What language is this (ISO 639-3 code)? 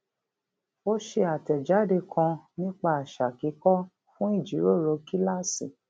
yor